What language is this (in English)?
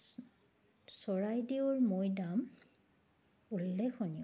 Assamese